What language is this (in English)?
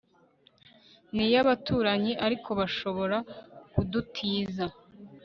Kinyarwanda